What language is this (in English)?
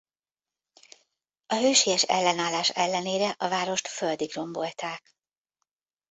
Hungarian